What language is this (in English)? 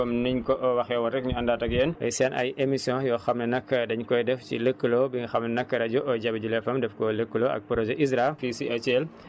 Wolof